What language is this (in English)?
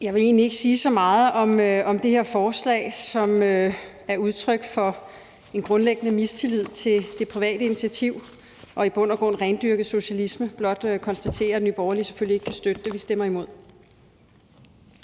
Danish